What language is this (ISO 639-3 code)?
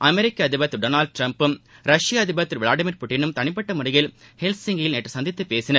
tam